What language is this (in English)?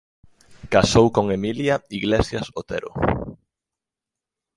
Galician